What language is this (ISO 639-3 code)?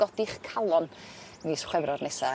cym